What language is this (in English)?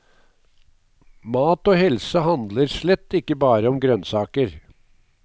Norwegian